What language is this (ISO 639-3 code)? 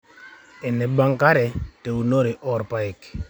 mas